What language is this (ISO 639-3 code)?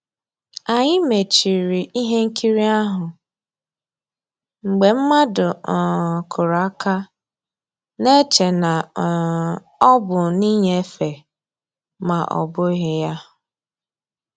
ibo